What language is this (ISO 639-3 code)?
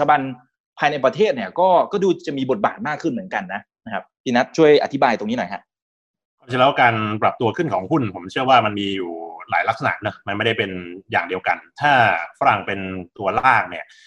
tha